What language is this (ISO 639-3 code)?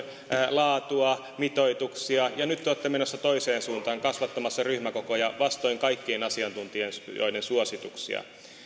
fin